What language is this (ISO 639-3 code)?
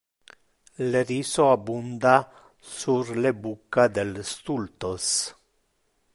ina